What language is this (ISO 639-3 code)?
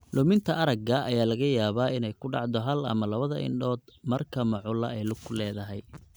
som